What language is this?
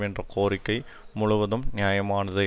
Tamil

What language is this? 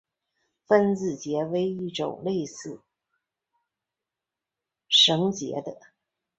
Chinese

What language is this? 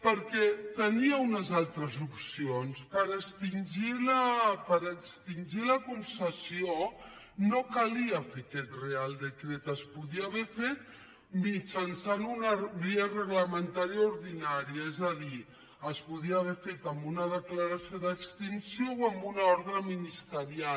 Catalan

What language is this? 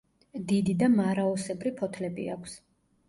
Georgian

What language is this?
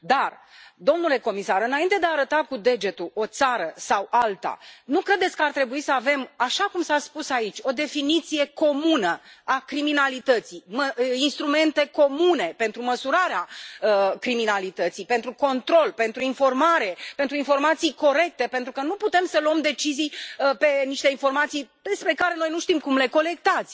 Romanian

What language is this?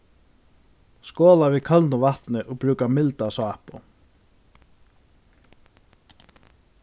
Faroese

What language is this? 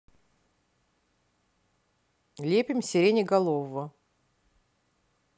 Russian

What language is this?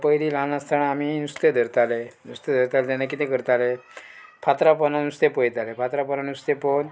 Konkani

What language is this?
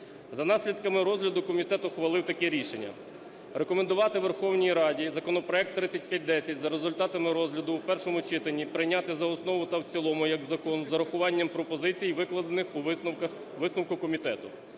Ukrainian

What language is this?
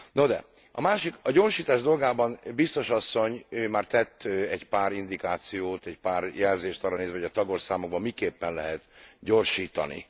Hungarian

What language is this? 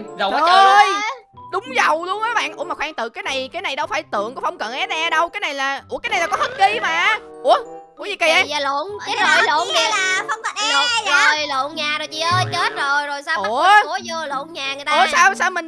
Vietnamese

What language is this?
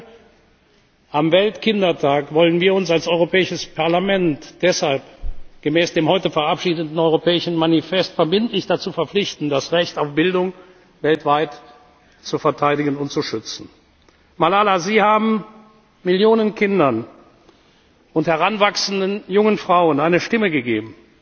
German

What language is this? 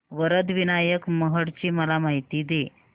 Marathi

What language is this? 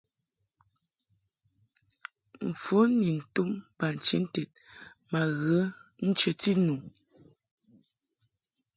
Mungaka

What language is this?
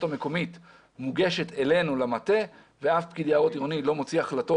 Hebrew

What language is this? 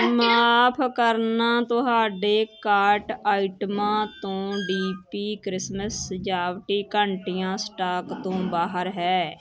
Punjabi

